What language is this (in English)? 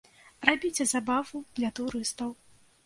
Belarusian